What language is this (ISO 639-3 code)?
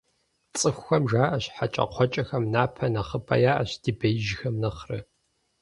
kbd